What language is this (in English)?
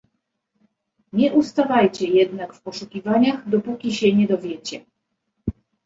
Polish